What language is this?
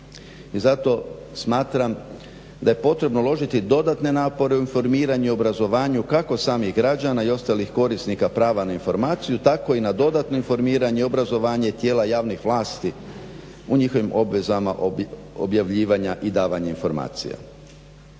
Croatian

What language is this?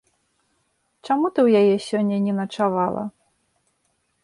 Belarusian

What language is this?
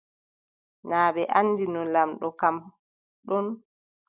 Adamawa Fulfulde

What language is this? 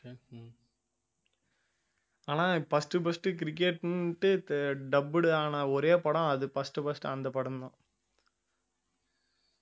Tamil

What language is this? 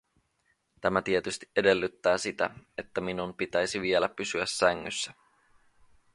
Finnish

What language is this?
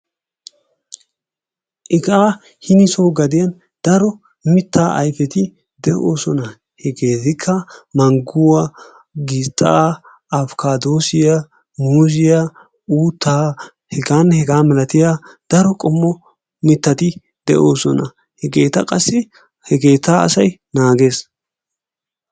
Wolaytta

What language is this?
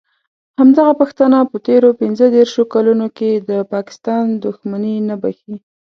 Pashto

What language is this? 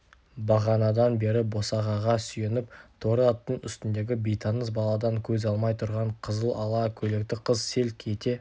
Kazakh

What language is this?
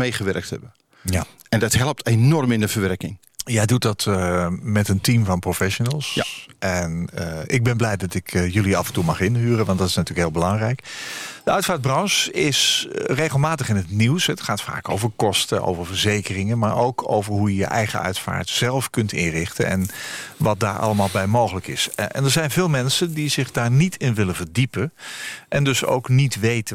Dutch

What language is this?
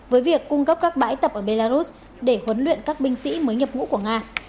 Vietnamese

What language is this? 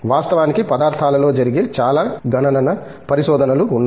Telugu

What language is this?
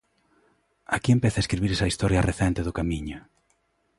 Galician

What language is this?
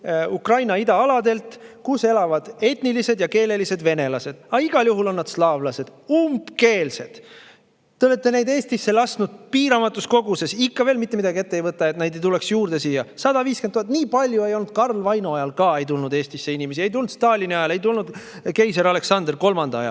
Estonian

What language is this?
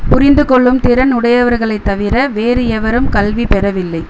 Tamil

